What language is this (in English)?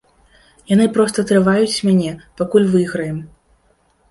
Belarusian